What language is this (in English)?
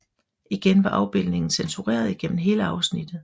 Danish